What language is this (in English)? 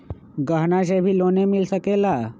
Magahi